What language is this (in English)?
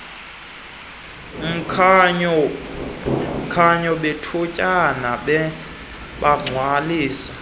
Xhosa